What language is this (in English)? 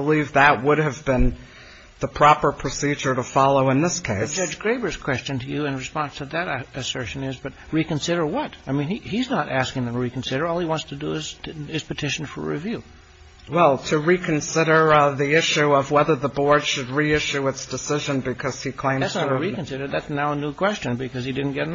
English